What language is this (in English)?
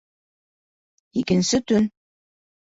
Bashkir